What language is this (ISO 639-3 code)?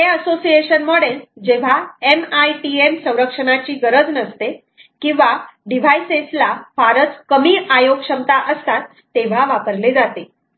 mar